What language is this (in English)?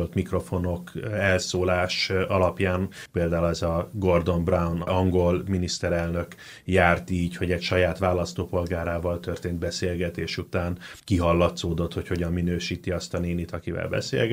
Hungarian